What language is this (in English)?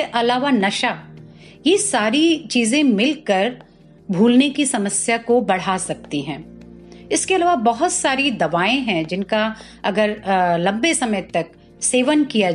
Hindi